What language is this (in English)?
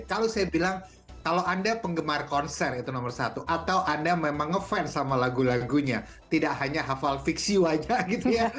Indonesian